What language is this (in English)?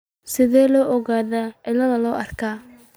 Somali